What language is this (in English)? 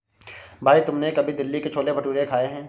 Hindi